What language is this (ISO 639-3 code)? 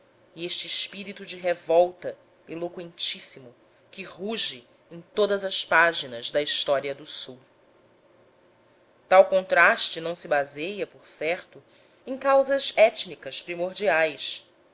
por